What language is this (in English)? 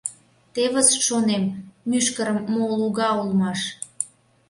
Mari